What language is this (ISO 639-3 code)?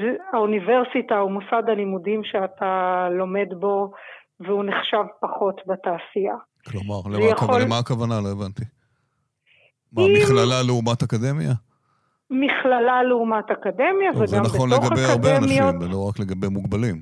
heb